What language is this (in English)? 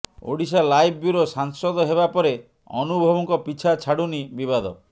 Odia